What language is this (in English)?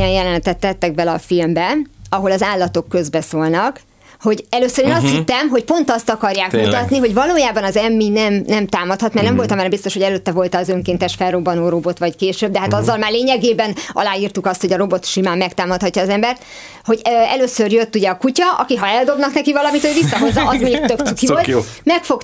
Hungarian